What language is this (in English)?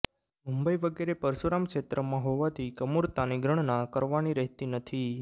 Gujarati